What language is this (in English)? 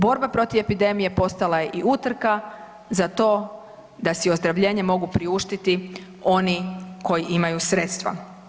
Croatian